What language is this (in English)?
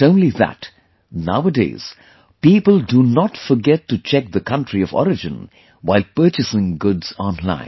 English